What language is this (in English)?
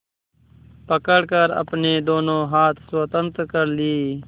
Hindi